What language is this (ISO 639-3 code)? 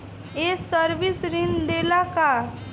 bho